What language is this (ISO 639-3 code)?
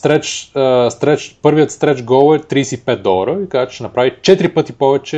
bul